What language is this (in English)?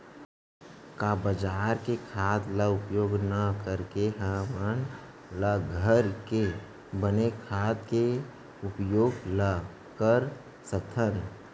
Chhattisgarhi